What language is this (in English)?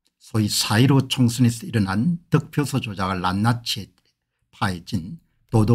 Korean